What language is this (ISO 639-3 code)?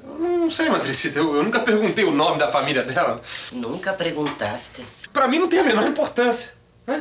por